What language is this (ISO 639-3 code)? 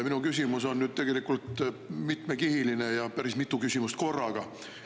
est